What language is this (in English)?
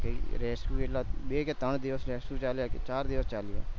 Gujarati